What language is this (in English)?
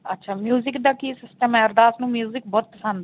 Punjabi